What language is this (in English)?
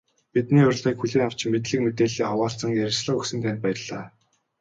Mongolian